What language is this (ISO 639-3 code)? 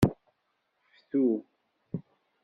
kab